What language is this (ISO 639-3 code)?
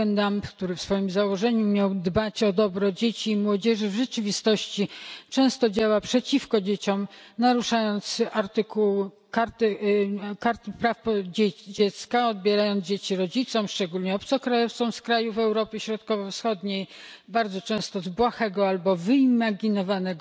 pol